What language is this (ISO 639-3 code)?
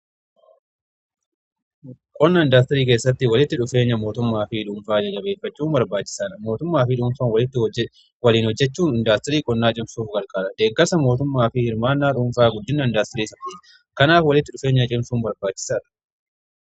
orm